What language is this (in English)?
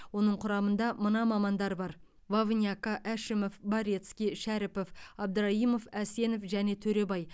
Kazakh